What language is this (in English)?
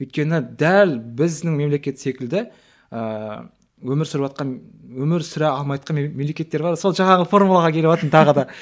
Kazakh